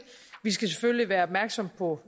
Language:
Danish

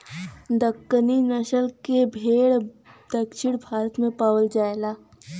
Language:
Bhojpuri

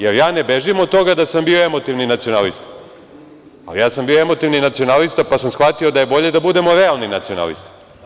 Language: Serbian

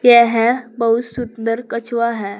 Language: Hindi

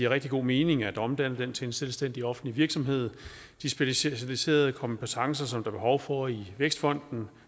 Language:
Danish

